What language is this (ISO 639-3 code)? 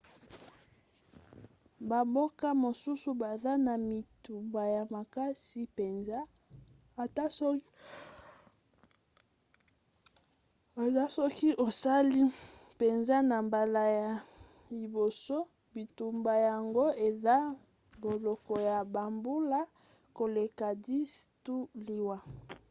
lin